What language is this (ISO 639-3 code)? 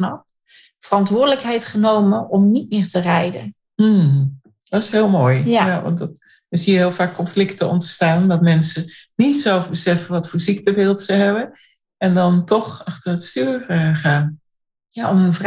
nld